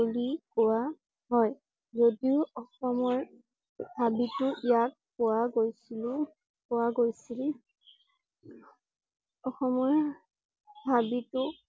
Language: Assamese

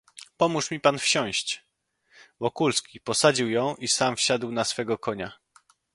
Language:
Polish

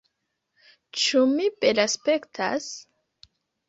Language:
Esperanto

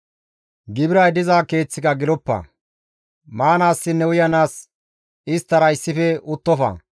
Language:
Gamo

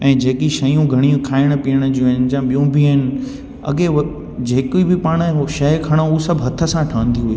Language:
Sindhi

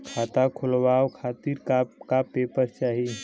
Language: Bhojpuri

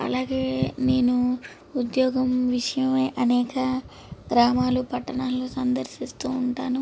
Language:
Telugu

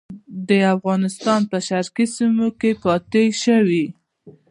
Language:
Pashto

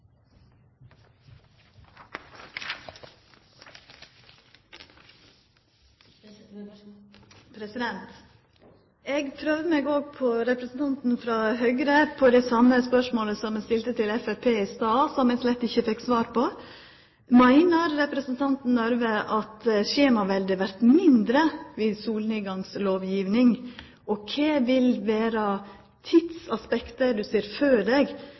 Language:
Norwegian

